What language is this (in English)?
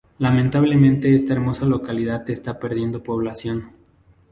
Spanish